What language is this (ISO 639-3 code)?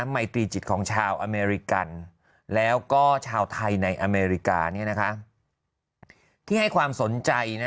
tha